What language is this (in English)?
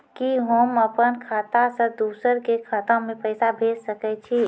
Maithili